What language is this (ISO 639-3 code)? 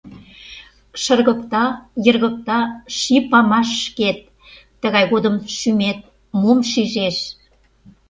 chm